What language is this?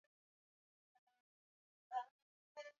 Swahili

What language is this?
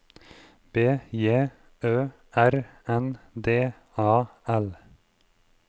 Norwegian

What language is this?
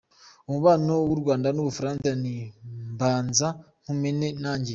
Kinyarwanda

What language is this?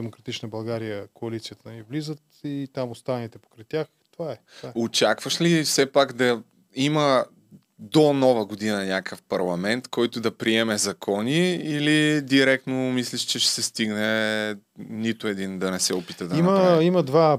Bulgarian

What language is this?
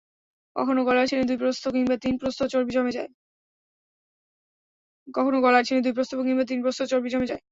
Bangla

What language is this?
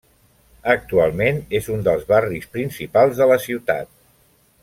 Catalan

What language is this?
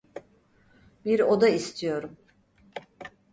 Turkish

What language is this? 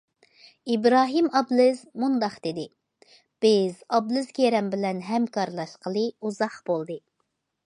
Uyghur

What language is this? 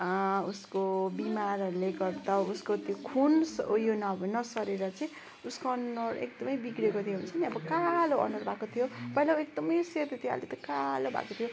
Nepali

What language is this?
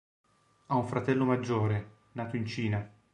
Italian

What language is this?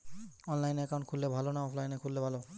Bangla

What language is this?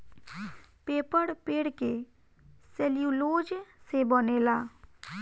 Bhojpuri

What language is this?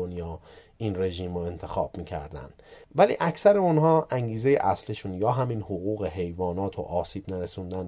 Persian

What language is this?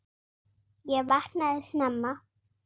Icelandic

